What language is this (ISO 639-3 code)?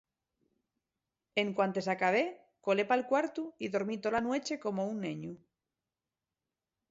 ast